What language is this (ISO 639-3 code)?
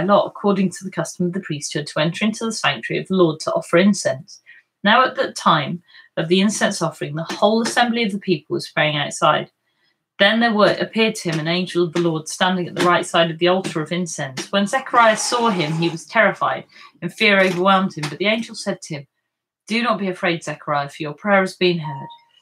eng